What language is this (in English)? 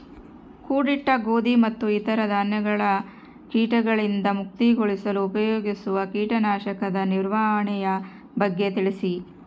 Kannada